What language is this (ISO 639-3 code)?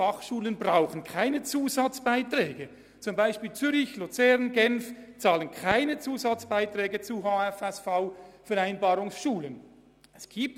gsw